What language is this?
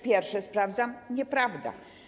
Polish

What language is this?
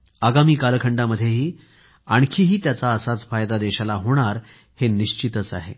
Marathi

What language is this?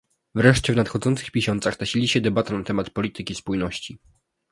Polish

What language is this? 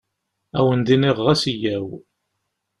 Kabyle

